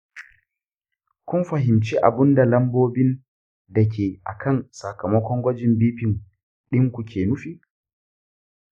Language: Hausa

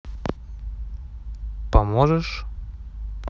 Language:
Russian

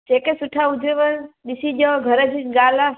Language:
Sindhi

